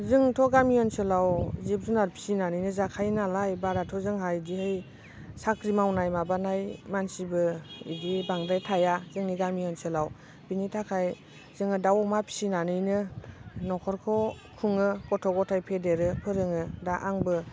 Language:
Bodo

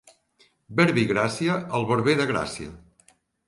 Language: Catalan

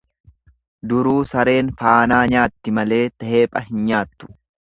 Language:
Oromo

